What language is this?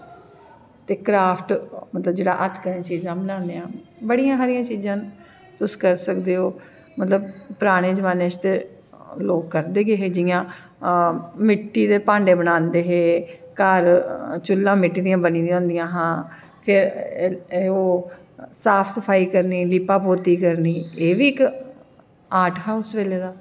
Dogri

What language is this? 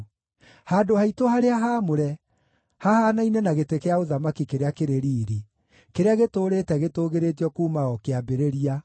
Kikuyu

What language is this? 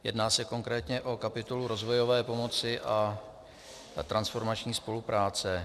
Czech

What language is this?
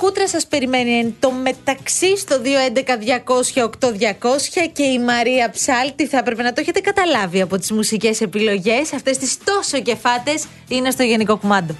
Greek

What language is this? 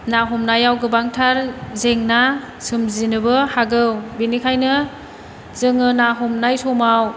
Bodo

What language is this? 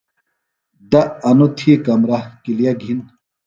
Phalura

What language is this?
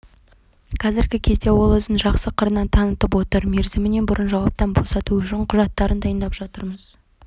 Kazakh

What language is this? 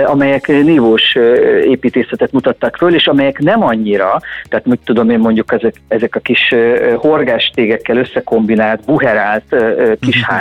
Hungarian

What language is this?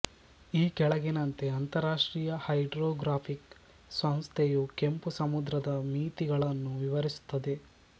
Kannada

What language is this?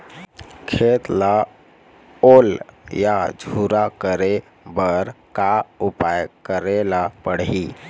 Chhattisgarhi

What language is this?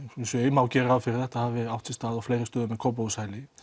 Icelandic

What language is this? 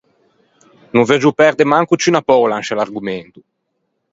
Ligurian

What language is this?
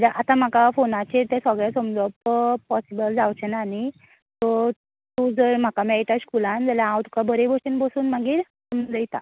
Konkani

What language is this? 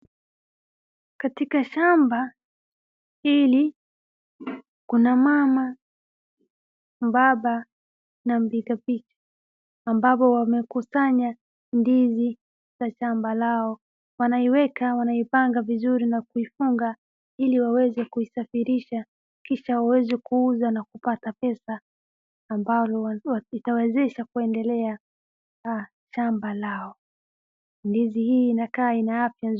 Swahili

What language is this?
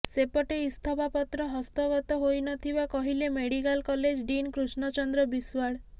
Odia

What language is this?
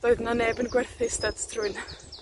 Welsh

